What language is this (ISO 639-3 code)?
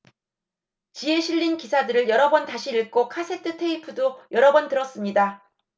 kor